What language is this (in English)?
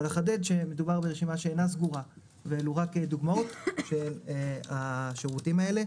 Hebrew